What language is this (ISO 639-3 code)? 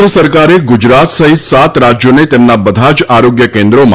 guj